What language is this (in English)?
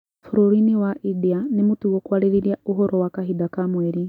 Kikuyu